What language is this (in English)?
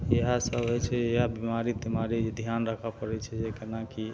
Maithili